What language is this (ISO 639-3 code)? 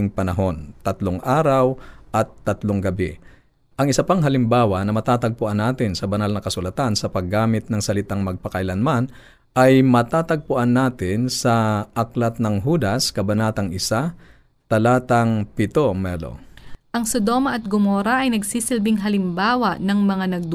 fil